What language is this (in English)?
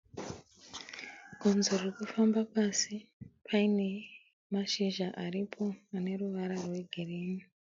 Shona